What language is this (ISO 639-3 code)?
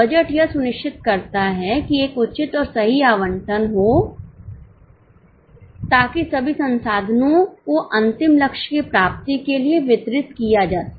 hin